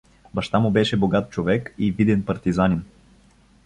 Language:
Bulgarian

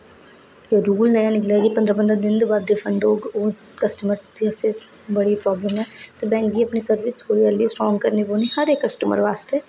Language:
Dogri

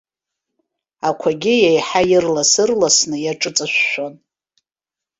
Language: Abkhazian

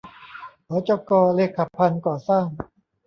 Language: Thai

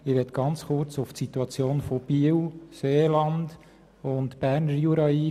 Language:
Swiss German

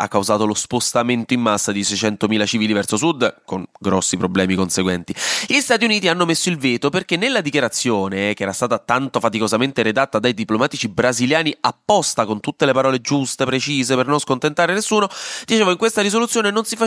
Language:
Italian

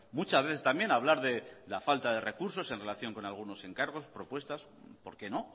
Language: Spanish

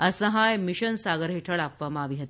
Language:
Gujarati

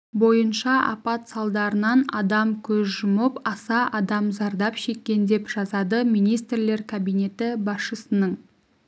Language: Kazakh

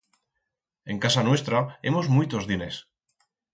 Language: Aragonese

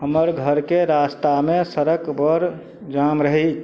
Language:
Maithili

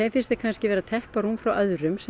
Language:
Icelandic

